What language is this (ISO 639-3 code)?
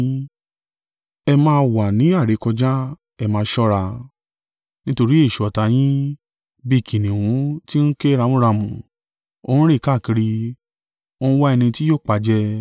yor